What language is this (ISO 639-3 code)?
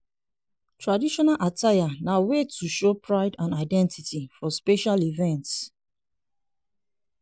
pcm